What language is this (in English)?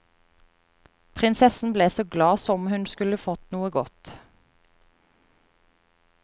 Norwegian